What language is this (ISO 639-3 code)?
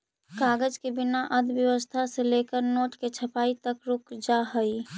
mag